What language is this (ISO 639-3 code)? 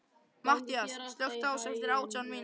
isl